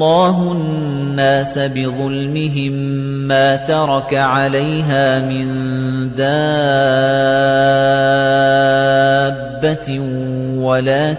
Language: Arabic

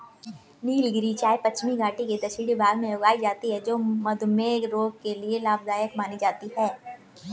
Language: Hindi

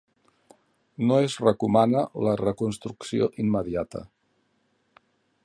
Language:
Catalan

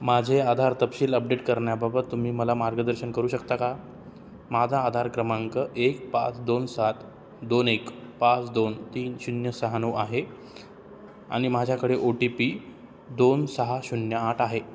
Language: Marathi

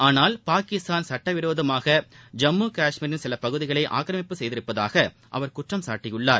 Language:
Tamil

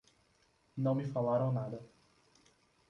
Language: Portuguese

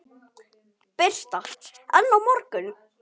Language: Icelandic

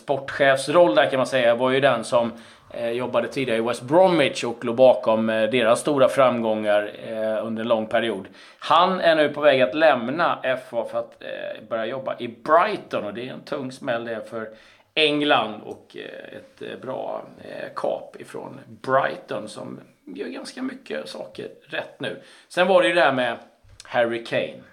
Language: Swedish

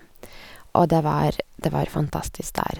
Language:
Norwegian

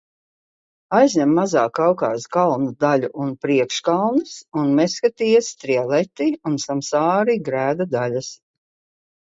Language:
Latvian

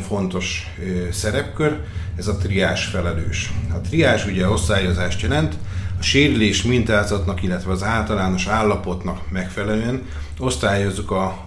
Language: Hungarian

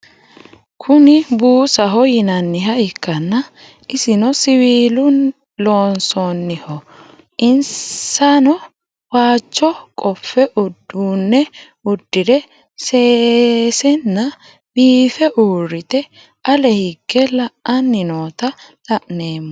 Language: Sidamo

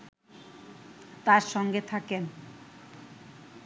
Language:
Bangla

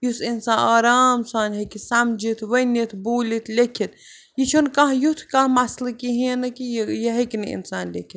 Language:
Kashmiri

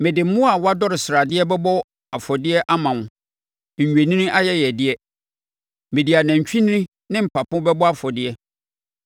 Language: Akan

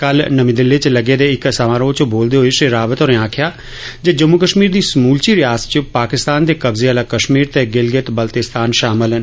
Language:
Dogri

